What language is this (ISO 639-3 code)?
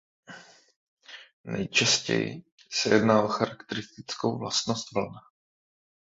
ces